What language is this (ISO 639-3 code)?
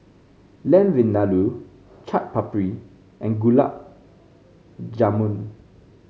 eng